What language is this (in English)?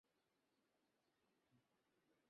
Bangla